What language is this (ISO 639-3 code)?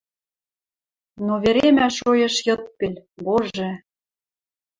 mrj